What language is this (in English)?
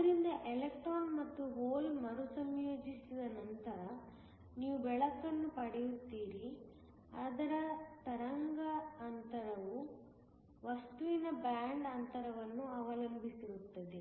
Kannada